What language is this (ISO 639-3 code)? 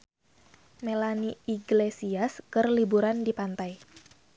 sun